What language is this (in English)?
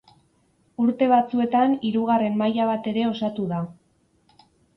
Basque